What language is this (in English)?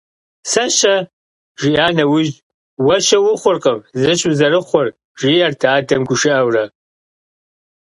Kabardian